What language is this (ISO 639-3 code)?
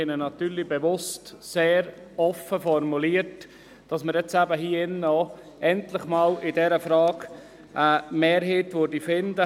gsw